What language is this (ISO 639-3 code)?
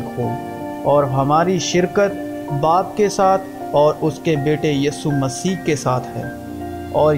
urd